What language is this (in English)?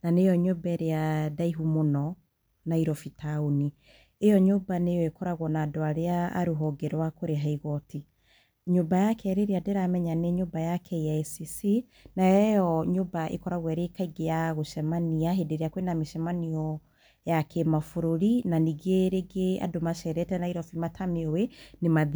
Kikuyu